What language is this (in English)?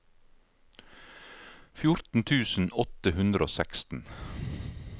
Norwegian